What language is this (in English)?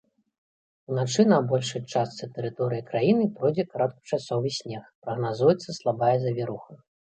Belarusian